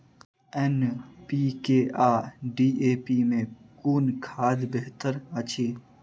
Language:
Maithili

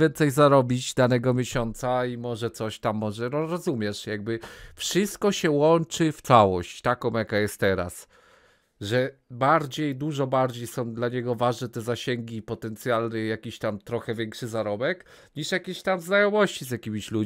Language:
Polish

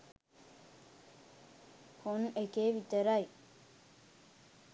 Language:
Sinhala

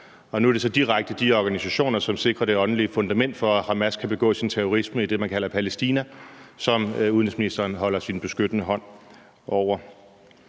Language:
Danish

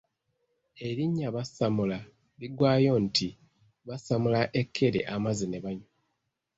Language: Ganda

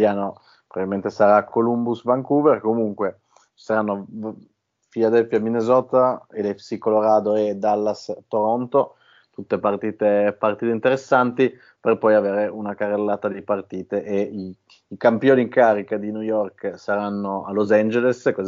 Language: Italian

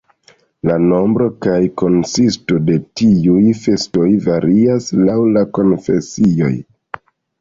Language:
Esperanto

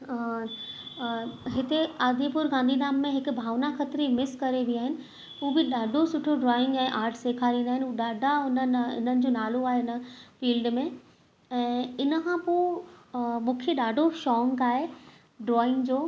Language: Sindhi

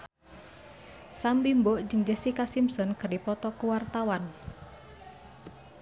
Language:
Sundanese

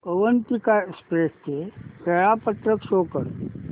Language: Marathi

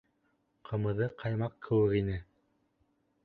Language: Bashkir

